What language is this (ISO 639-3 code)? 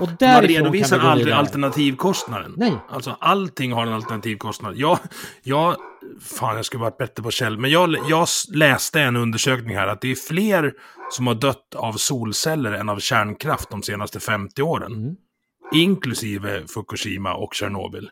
swe